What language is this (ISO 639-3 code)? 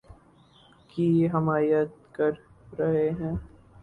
urd